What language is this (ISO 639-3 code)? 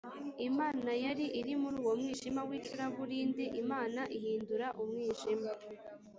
kin